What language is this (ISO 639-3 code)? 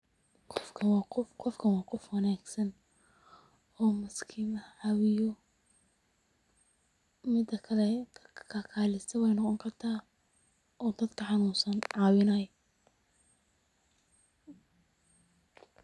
som